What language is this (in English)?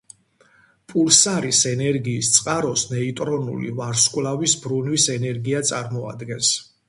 Georgian